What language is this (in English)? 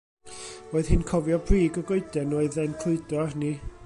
Welsh